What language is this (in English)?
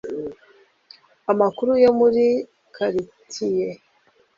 Kinyarwanda